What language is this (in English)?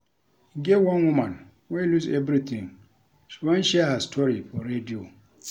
Nigerian Pidgin